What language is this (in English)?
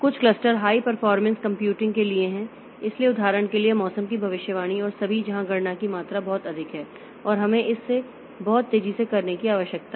Hindi